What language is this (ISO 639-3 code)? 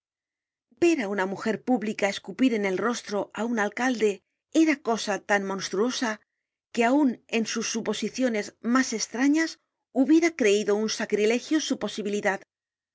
spa